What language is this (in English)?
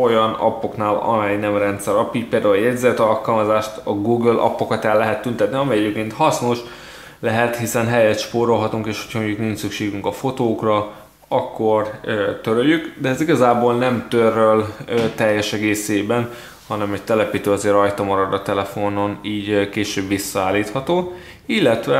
Hungarian